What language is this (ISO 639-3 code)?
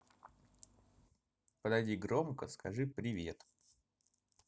rus